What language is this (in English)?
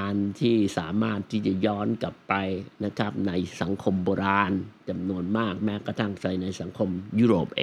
Thai